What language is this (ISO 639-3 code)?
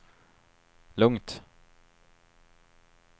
swe